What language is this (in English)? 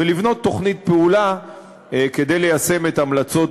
Hebrew